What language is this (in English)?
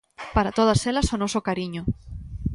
Galician